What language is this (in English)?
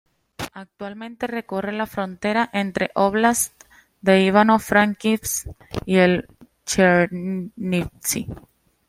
Spanish